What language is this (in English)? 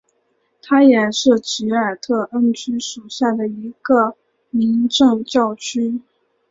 Chinese